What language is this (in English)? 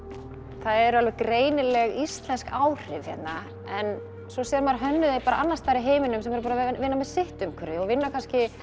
Icelandic